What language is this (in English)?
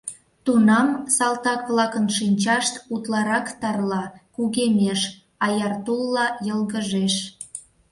Mari